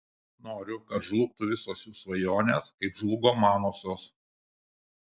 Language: Lithuanian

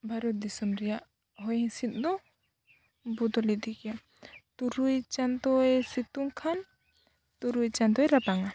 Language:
Santali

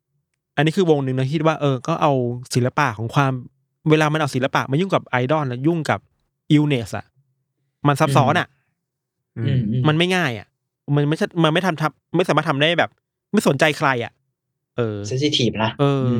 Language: Thai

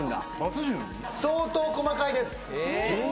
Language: Japanese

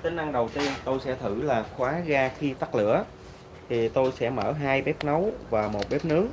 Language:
Vietnamese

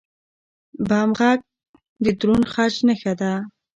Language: Pashto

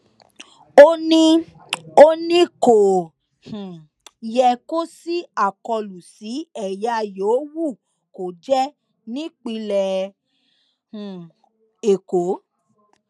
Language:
Yoruba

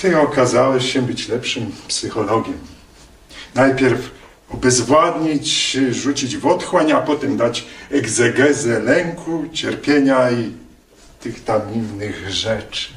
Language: Polish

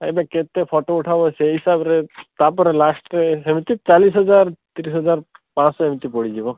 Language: Odia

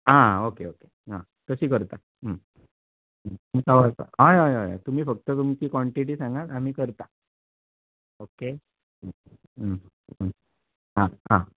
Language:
Konkani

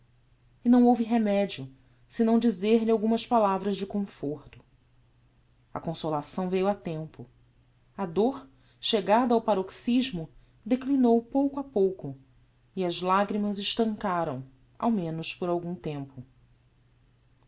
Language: Portuguese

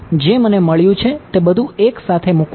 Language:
Gujarati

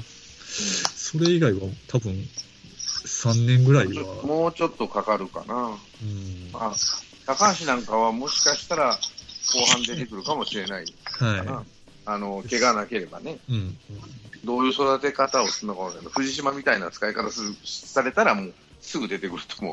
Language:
Japanese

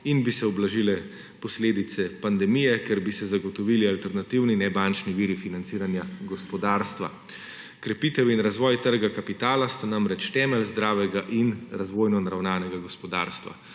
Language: Slovenian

